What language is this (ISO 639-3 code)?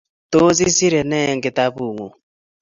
kln